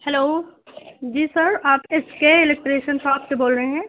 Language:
Urdu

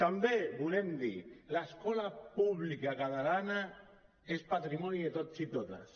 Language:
Catalan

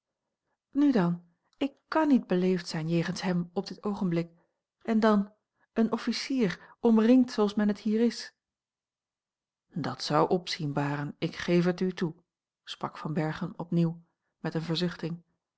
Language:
Dutch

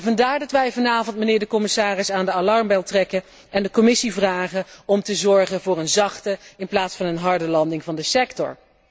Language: Dutch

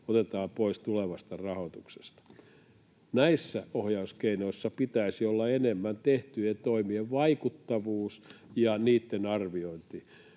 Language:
Finnish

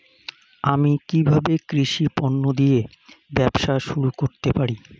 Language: Bangla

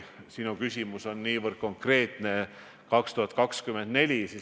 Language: Estonian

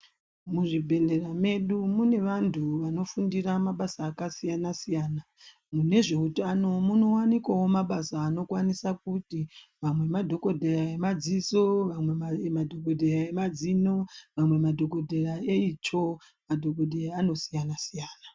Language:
Ndau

